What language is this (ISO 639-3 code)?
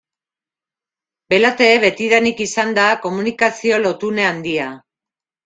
eus